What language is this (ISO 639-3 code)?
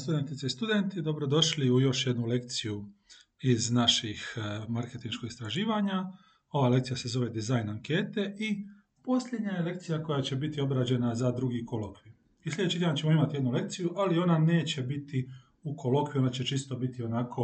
hrv